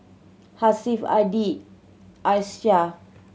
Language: English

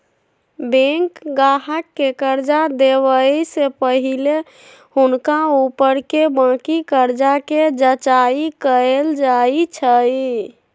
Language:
Magahi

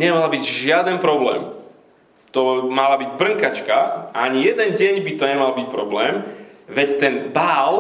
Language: Slovak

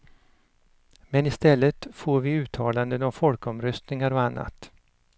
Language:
Swedish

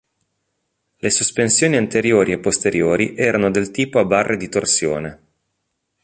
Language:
Italian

